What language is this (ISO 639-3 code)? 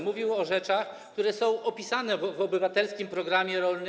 pol